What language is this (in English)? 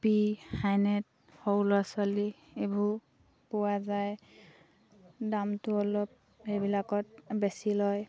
Assamese